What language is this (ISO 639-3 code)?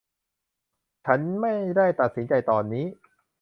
tha